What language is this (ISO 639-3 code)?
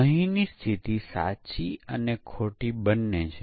guj